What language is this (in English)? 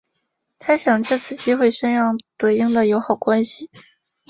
Chinese